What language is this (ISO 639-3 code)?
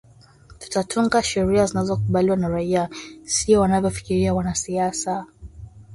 swa